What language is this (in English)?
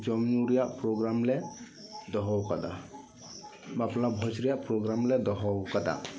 Santali